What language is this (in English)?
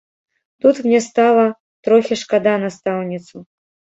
Belarusian